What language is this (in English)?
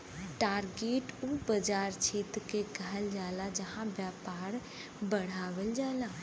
Bhojpuri